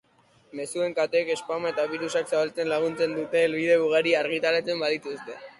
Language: Basque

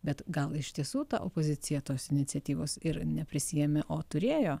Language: Lithuanian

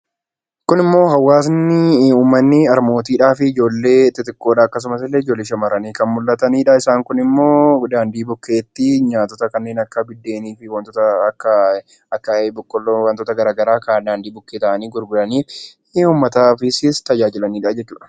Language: Oromo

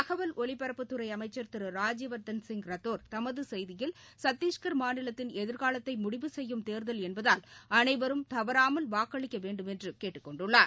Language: Tamil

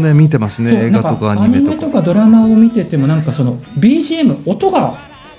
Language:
Japanese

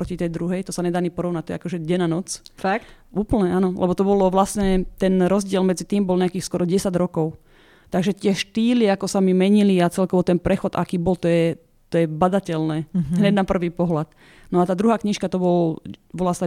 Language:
Slovak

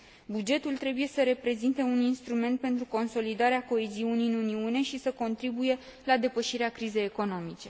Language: Romanian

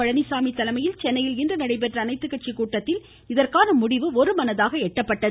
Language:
Tamil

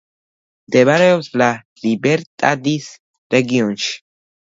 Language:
Georgian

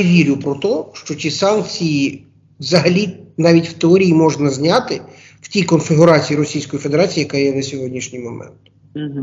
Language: Ukrainian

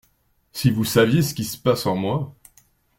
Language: French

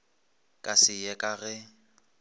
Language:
Northern Sotho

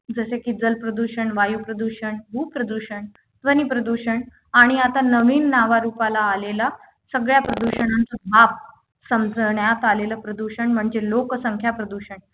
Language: Marathi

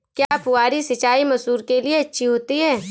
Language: Hindi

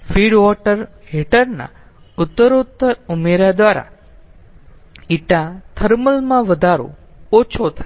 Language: Gujarati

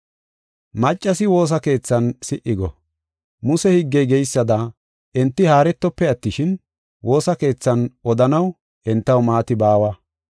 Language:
Gofa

